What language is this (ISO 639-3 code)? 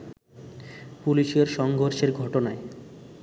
ben